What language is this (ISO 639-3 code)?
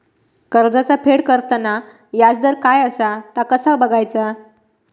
mar